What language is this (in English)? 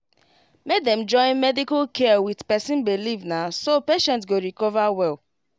Nigerian Pidgin